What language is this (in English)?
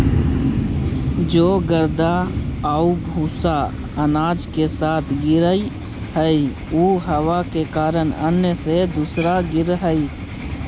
Magahi